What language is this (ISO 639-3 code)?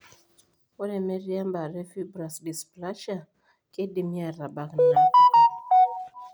mas